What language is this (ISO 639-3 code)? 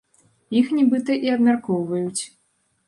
bel